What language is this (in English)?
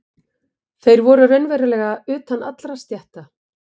Icelandic